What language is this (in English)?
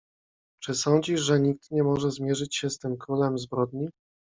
Polish